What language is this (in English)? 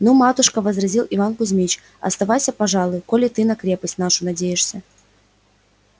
Russian